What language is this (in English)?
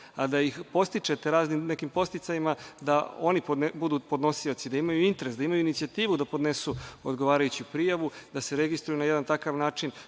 Serbian